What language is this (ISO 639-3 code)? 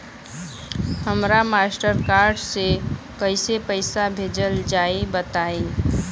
bho